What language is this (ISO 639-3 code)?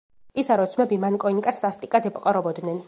kat